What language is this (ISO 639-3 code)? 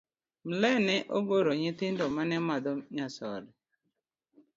luo